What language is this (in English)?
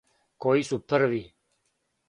Serbian